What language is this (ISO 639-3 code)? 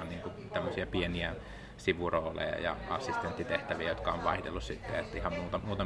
fin